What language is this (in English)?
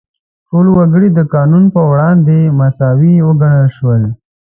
Pashto